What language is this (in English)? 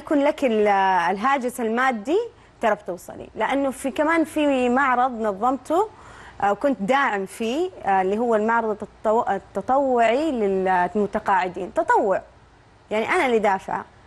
Arabic